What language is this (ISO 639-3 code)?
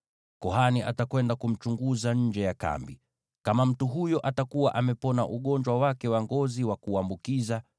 swa